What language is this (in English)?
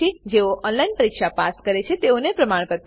Gujarati